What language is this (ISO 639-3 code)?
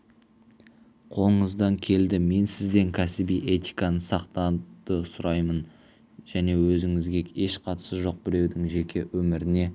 kaz